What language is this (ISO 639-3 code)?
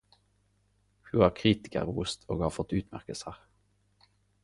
nno